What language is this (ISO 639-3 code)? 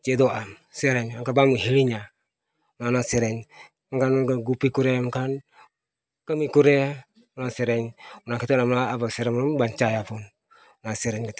sat